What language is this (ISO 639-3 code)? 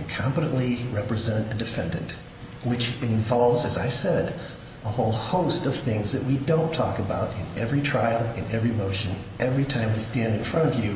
eng